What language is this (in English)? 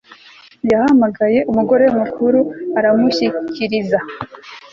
Kinyarwanda